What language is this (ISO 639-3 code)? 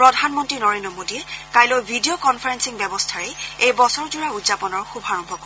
asm